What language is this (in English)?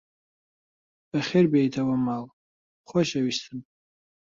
Central Kurdish